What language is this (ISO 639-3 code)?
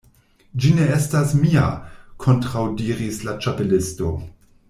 epo